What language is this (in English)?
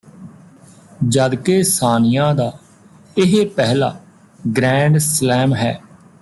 Punjabi